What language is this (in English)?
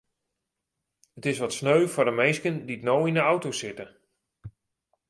Western Frisian